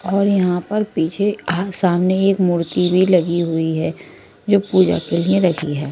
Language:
Hindi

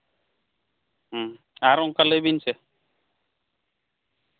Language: Santali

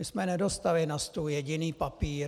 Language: Czech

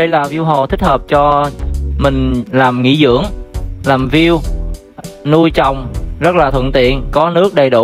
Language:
Vietnamese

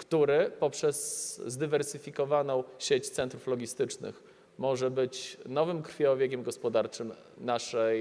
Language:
Polish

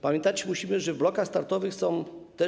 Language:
Polish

